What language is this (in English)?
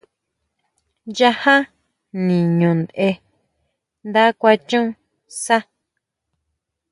Huautla Mazatec